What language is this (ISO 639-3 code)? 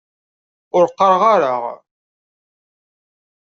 kab